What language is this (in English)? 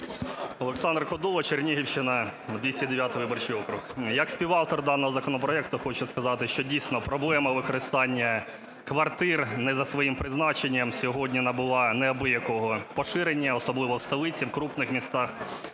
Ukrainian